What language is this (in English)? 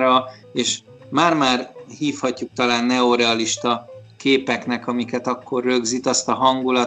Hungarian